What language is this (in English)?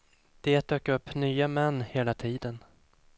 Swedish